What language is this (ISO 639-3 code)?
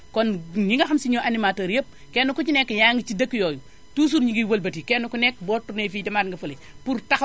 wol